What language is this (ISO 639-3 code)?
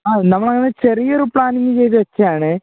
mal